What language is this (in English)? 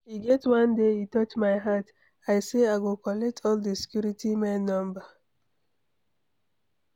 Nigerian Pidgin